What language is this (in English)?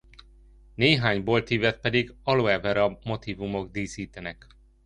Hungarian